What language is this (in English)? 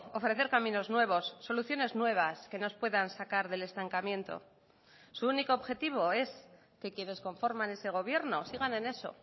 Spanish